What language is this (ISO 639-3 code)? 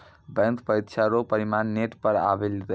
mai